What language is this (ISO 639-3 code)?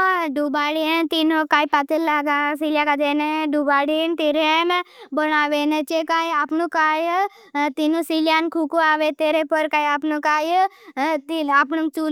bhb